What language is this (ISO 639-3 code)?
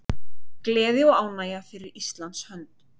isl